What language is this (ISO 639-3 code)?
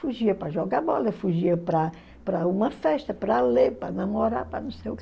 por